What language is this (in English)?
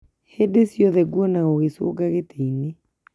Kikuyu